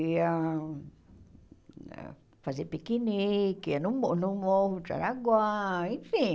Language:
Portuguese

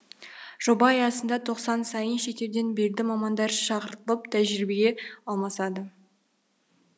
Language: Kazakh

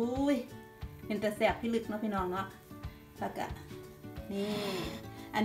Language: Thai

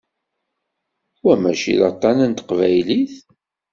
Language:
Kabyle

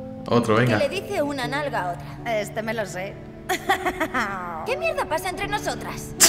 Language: Spanish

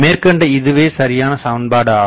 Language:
Tamil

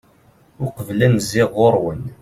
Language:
Kabyle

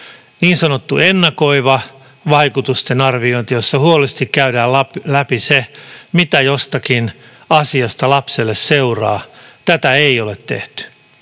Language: Finnish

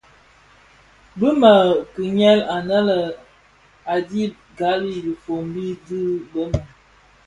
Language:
Bafia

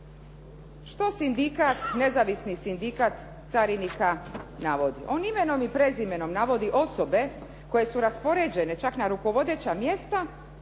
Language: Croatian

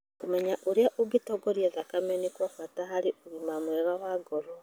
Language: Kikuyu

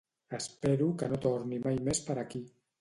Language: Catalan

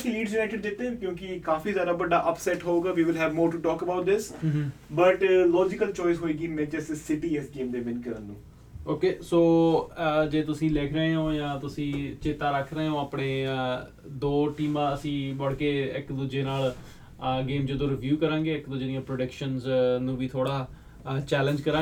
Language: Punjabi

